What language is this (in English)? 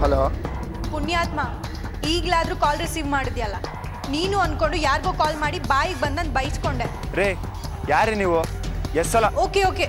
Hindi